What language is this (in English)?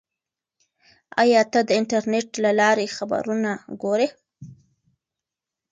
Pashto